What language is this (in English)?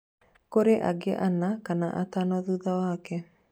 Kikuyu